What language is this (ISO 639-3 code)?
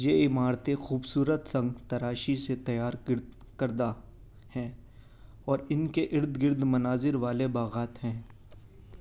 urd